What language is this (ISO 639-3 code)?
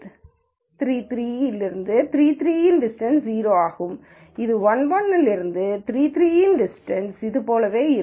tam